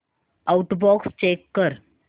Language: Marathi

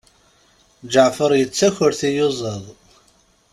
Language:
Kabyle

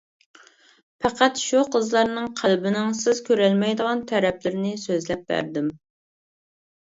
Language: Uyghur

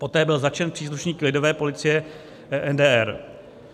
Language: Czech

